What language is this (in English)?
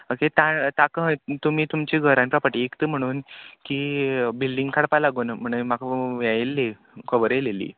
Konkani